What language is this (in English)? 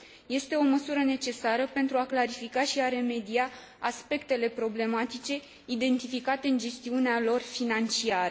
Romanian